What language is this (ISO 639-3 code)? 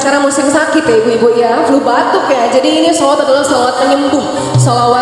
ind